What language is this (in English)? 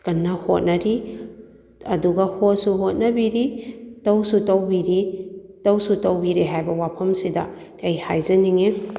Manipuri